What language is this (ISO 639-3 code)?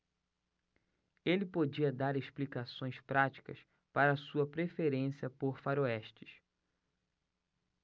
por